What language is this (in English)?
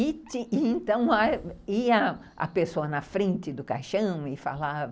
Portuguese